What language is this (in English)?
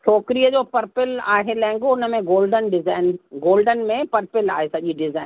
Sindhi